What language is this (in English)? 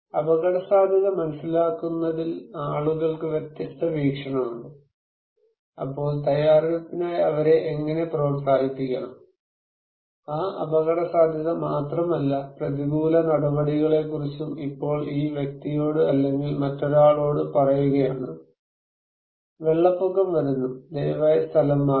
Malayalam